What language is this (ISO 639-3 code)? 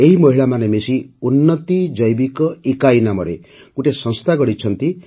ori